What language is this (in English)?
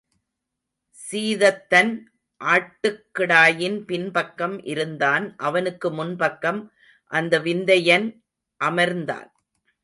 Tamil